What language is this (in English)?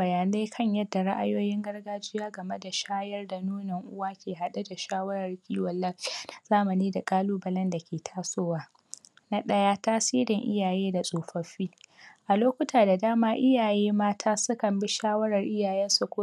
Hausa